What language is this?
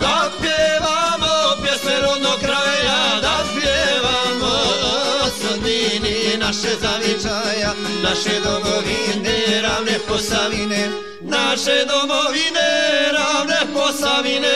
Romanian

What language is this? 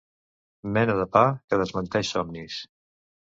Catalan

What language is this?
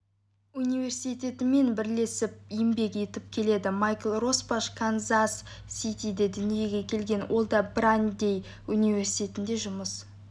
Kazakh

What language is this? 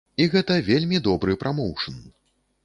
Belarusian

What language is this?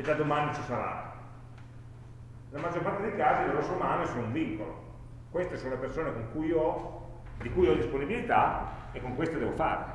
Italian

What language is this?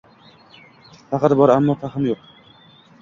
Uzbek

